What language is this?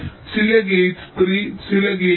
Malayalam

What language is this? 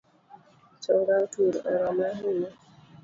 Luo (Kenya and Tanzania)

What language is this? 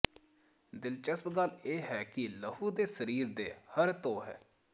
Punjabi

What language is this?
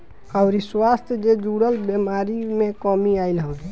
Bhojpuri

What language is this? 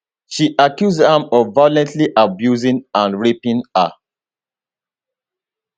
Nigerian Pidgin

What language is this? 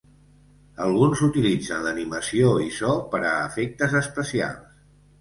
Catalan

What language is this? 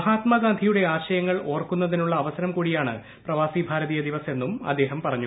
Malayalam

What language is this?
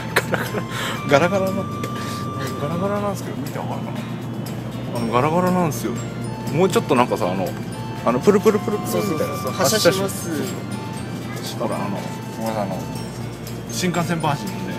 Japanese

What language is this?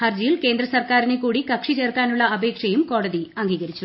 Malayalam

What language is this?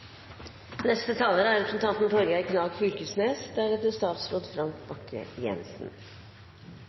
Norwegian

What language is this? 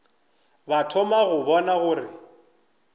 Northern Sotho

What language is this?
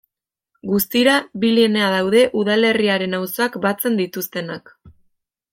Basque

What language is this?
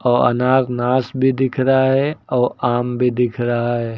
Hindi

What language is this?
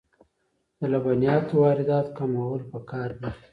Pashto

